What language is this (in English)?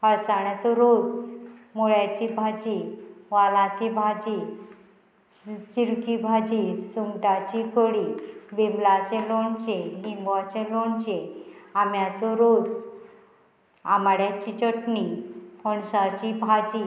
Konkani